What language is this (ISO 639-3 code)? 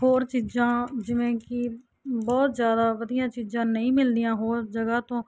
pan